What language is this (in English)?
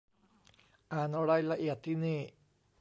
Thai